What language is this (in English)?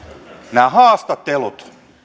Finnish